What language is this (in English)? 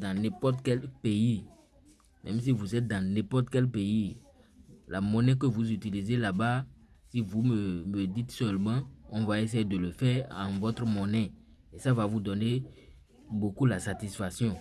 French